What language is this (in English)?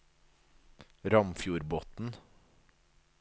Norwegian